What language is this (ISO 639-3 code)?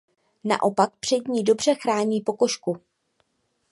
ces